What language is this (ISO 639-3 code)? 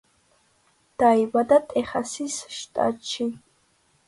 kat